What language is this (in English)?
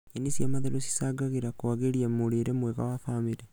Kikuyu